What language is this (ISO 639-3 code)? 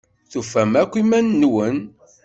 kab